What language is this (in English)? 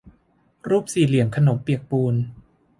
Thai